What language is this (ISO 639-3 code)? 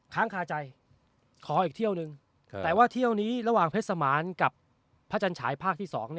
tha